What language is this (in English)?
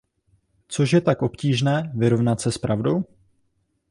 Czech